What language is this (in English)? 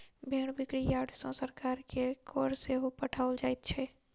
Maithili